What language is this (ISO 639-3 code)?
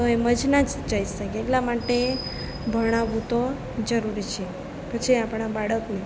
guj